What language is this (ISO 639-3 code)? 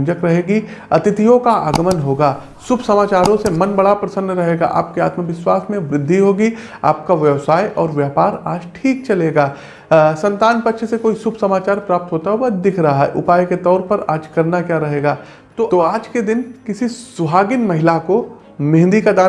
hin